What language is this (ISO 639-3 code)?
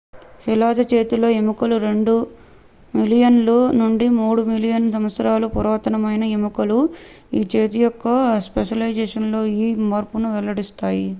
tel